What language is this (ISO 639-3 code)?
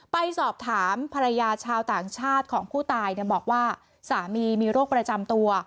tha